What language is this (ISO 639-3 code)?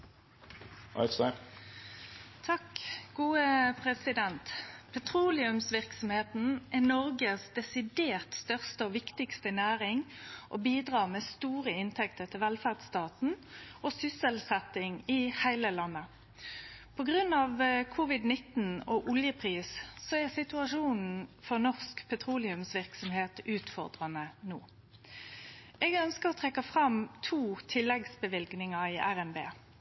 nno